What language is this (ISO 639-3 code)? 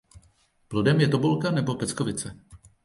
ces